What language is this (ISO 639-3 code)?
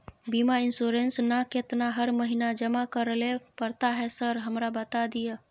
mai